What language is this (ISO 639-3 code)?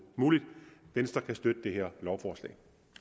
dan